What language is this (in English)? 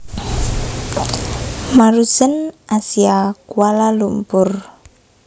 Javanese